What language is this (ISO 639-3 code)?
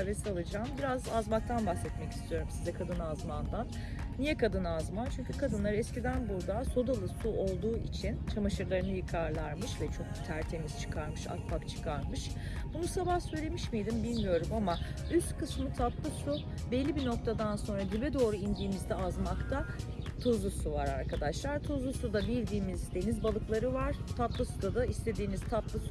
tur